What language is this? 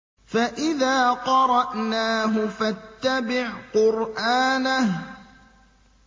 Arabic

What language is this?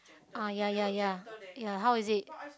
English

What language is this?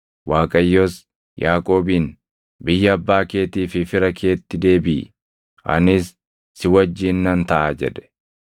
Oromo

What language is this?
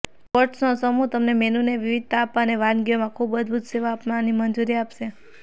Gujarati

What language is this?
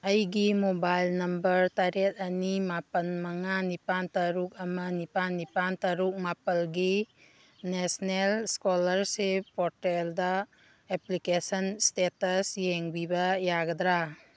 Manipuri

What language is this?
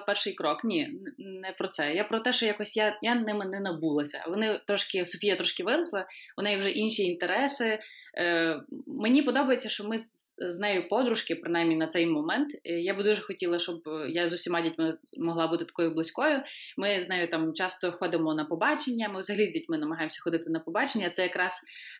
Ukrainian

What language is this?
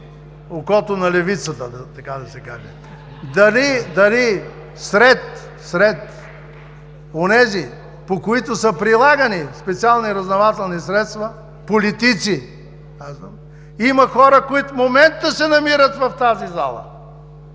Bulgarian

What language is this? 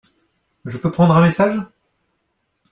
French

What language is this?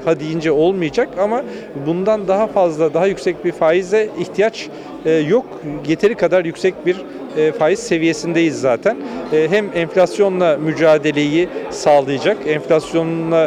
Turkish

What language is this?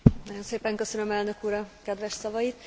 Hungarian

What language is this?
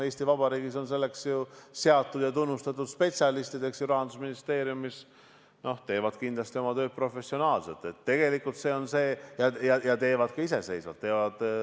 Estonian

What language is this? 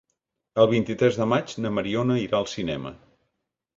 Catalan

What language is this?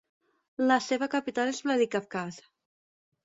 Catalan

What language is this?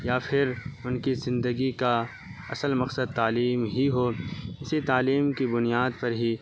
Urdu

